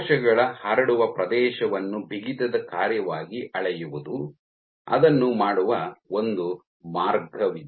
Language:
Kannada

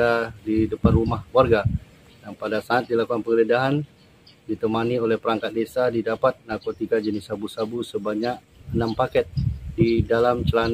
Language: Indonesian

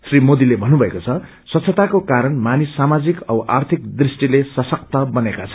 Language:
Nepali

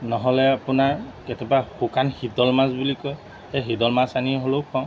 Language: Assamese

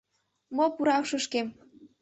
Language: Mari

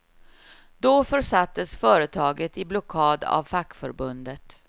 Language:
Swedish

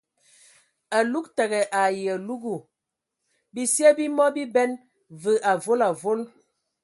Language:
Ewondo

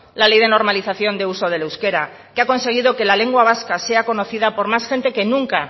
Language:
Spanish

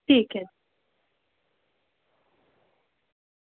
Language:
Dogri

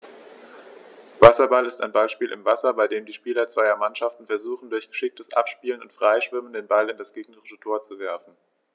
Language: German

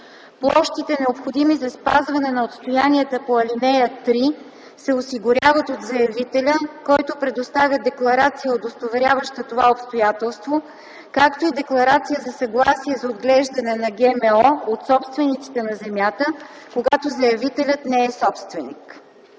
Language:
Bulgarian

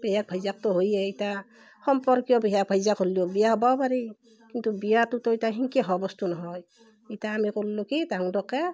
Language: Assamese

